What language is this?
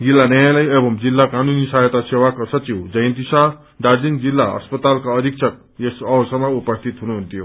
Nepali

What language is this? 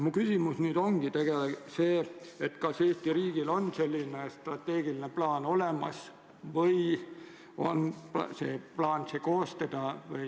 Estonian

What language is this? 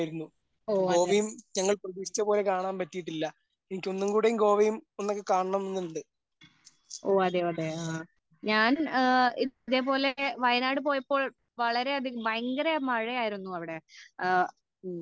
Malayalam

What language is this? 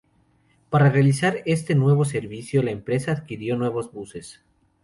Spanish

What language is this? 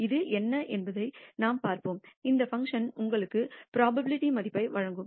Tamil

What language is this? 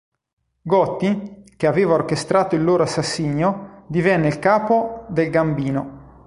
Italian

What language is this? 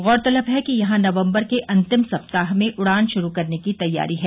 Hindi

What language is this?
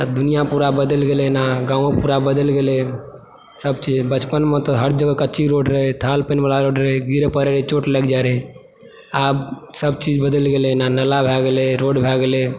Maithili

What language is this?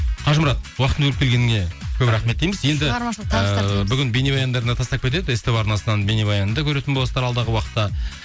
Kazakh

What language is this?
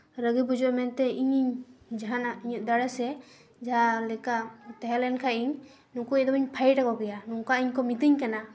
Santali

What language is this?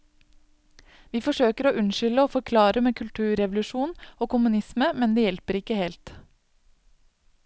Norwegian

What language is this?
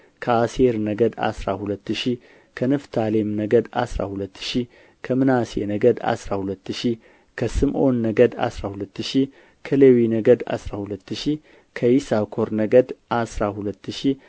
Amharic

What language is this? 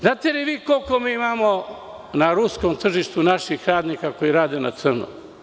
Serbian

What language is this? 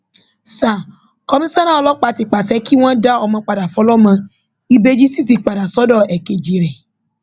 Yoruba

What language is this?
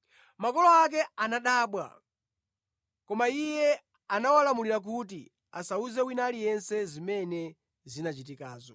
Nyanja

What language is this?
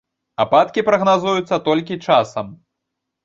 Belarusian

